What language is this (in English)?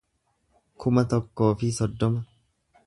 Oromo